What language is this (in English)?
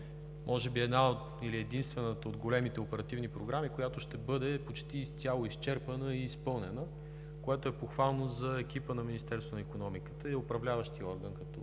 Bulgarian